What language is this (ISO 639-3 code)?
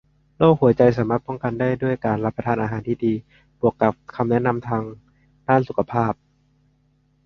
tha